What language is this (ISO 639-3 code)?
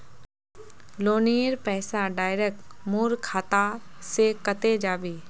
mag